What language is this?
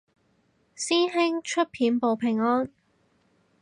Cantonese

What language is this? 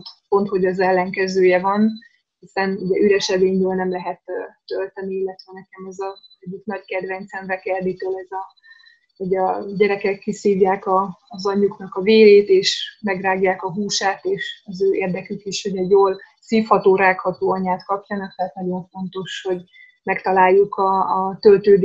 Hungarian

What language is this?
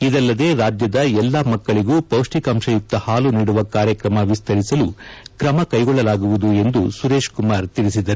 Kannada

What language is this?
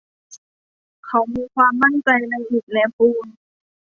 Thai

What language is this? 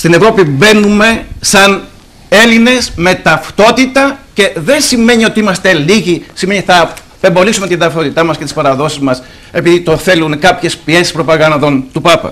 Greek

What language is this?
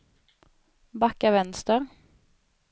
Swedish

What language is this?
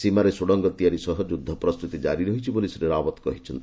Odia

